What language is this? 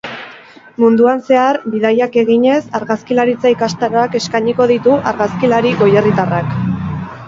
Basque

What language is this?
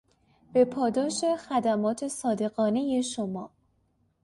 Persian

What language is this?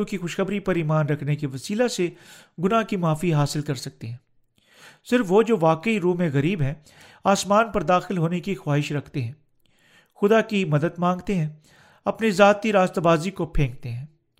Urdu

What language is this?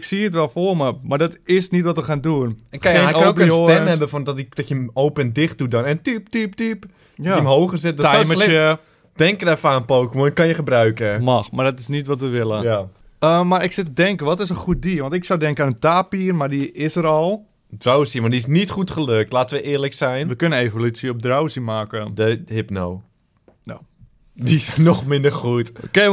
Dutch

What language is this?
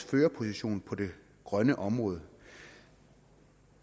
Danish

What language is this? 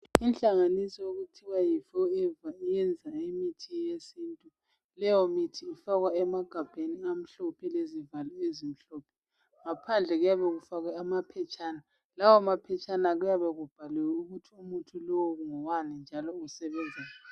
North Ndebele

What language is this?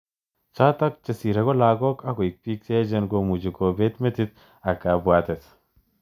Kalenjin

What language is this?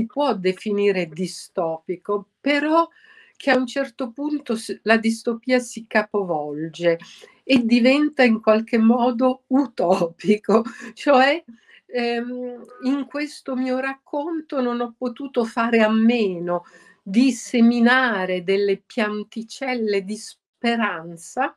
Italian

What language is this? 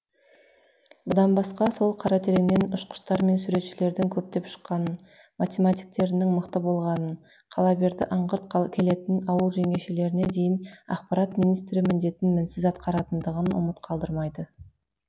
Kazakh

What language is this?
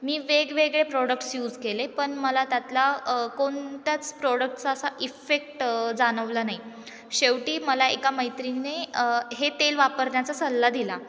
Marathi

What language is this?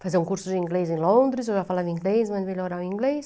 Portuguese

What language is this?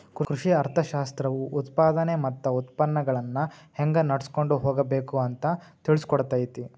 Kannada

